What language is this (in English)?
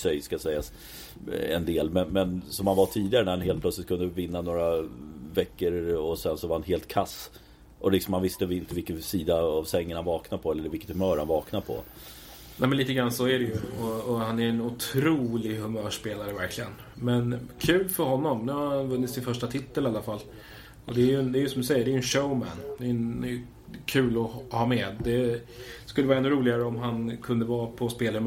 Swedish